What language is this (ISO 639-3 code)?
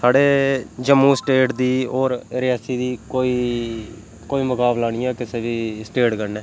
doi